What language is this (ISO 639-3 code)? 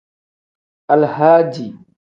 kdh